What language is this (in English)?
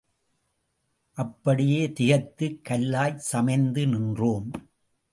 Tamil